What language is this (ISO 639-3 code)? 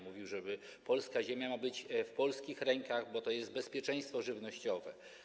pol